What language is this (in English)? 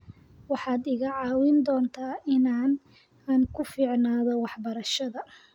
Somali